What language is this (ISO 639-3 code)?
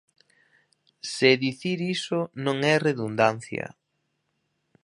glg